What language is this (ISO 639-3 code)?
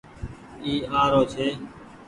gig